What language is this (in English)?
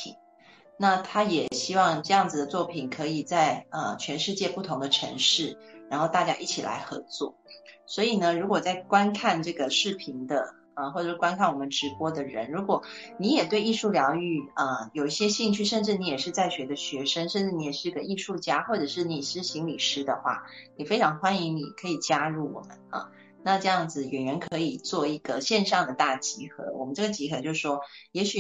Chinese